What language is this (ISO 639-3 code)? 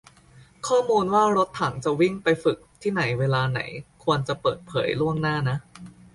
tha